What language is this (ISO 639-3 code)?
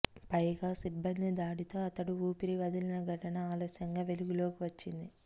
tel